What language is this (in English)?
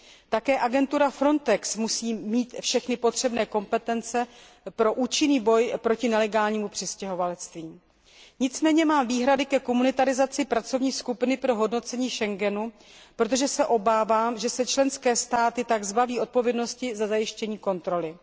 Czech